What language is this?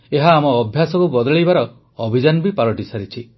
Odia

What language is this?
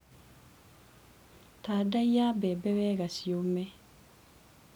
Kikuyu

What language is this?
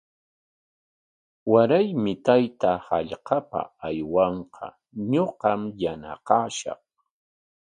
Corongo Ancash Quechua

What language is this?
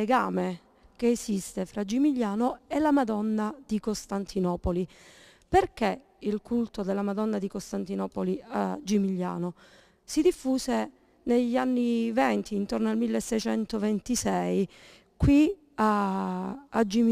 Italian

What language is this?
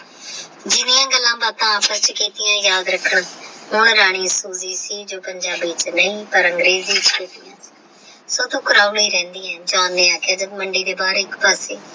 Punjabi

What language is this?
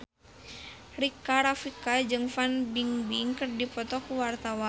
Sundanese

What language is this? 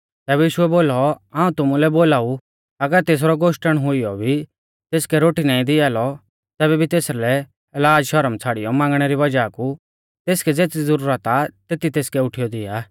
Mahasu Pahari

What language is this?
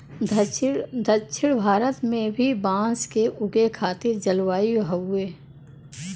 Bhojpuri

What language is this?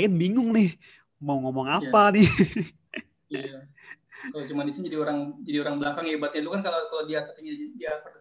Indonesian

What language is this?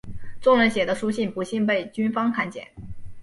Chinese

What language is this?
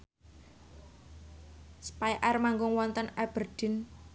Javanese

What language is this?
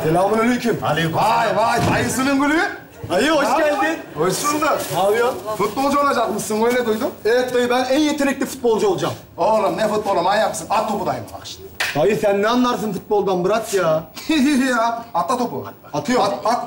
Turkish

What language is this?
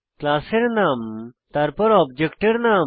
Bangla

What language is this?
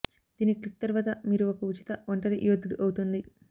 Telugu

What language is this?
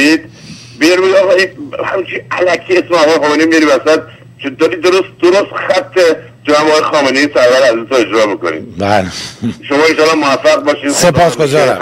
Persian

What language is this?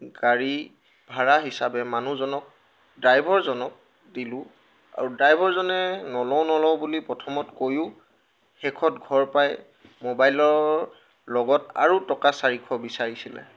Assamese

